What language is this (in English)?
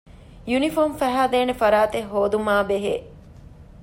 Divehi